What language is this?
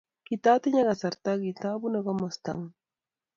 Kalenjin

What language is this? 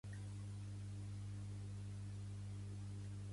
Catalan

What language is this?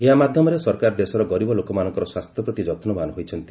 Odia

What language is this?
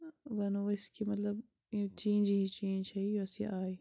Kashmiri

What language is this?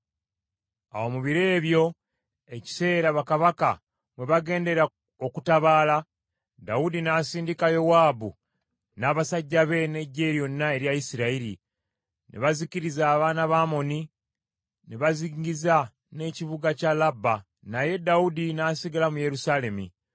Ganda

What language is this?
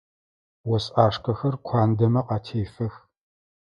Adyghe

